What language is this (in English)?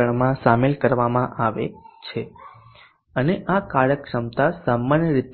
Gujarati